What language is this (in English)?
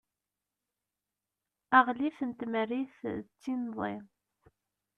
Kabyle